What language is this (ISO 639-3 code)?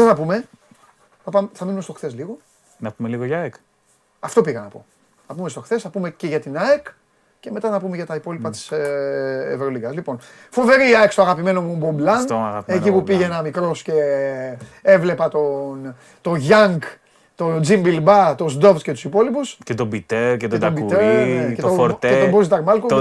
ell